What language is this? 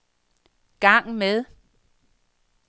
Danish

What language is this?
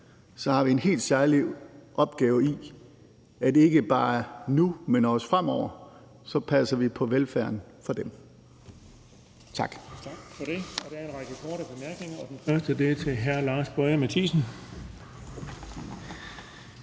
Danish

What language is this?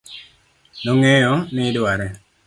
Luo (Kenya and Tanzania)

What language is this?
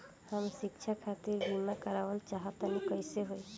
Bhojpuri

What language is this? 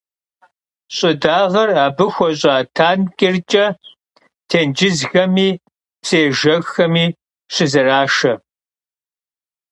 Kabardian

